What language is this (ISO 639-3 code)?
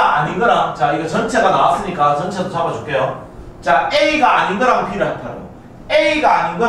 kor